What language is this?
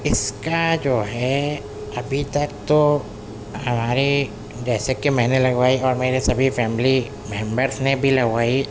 Urdu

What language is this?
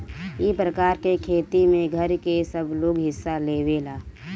Bhojpuri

